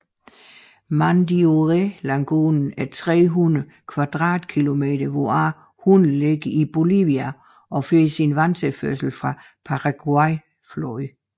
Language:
Danish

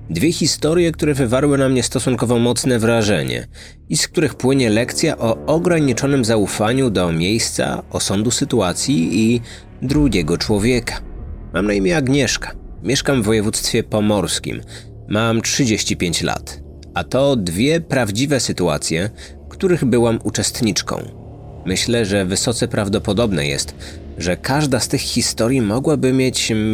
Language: Polish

